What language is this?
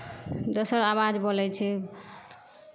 Maithili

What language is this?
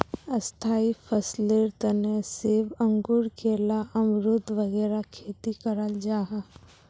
Magahi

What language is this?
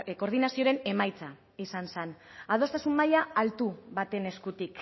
Basque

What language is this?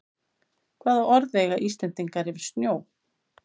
Icelandic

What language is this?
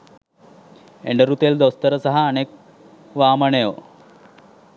Sinhala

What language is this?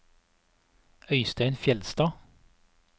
Norwegian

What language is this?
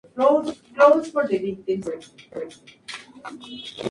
Spanish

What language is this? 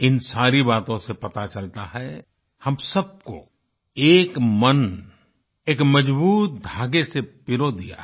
Hindi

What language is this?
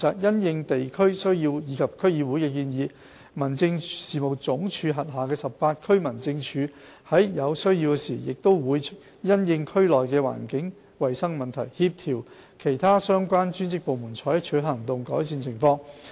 Cantonese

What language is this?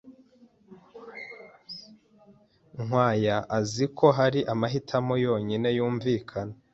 Kinyarwanda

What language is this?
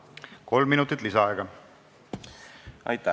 Estonian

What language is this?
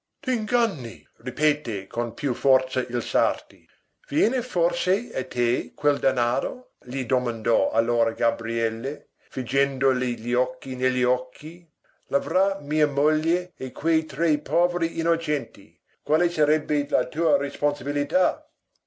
Italian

